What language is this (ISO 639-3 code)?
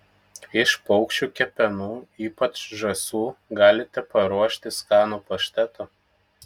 lit